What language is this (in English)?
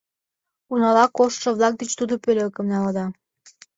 Mari